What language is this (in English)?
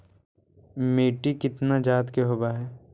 Magahi